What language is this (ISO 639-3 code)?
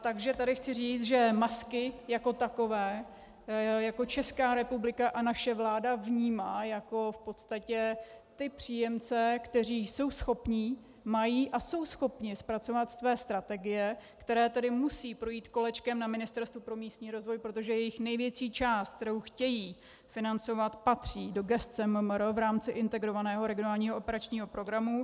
ces